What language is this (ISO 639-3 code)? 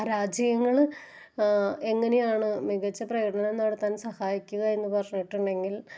mal